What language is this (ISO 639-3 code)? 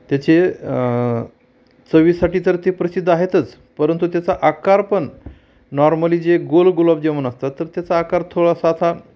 mar